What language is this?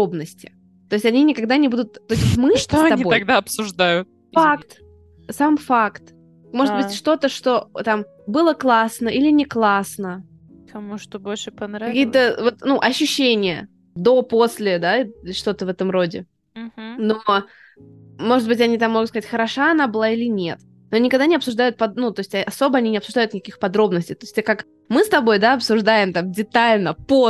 Russian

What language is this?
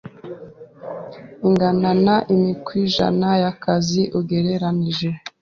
Kinyarwanda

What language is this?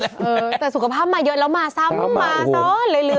Thai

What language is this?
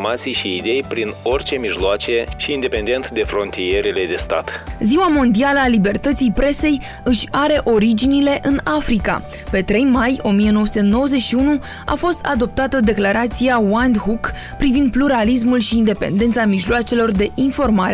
Romanian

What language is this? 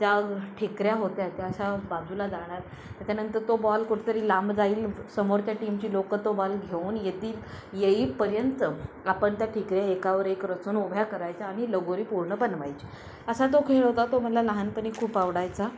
Marathi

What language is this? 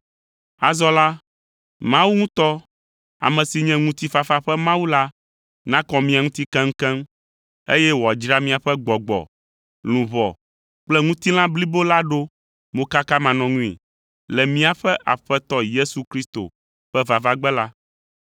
Ewe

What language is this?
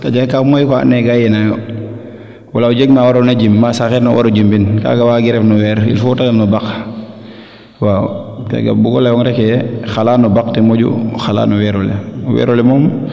Serer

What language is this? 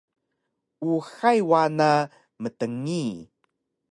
Taroko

